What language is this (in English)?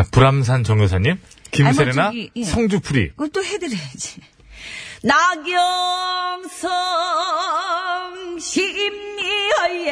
Korean